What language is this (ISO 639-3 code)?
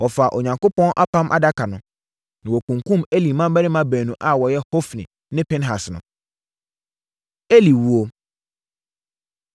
aka